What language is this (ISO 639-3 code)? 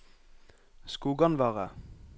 nor